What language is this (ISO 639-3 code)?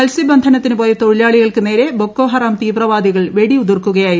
mal